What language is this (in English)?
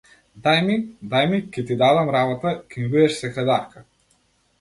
Macedonian